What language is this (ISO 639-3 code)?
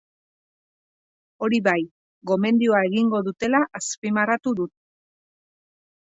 eus